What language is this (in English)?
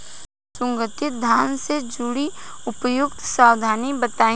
Bhojpuri